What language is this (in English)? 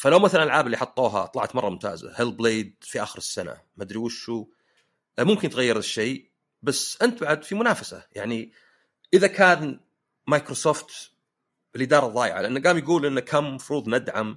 Arabic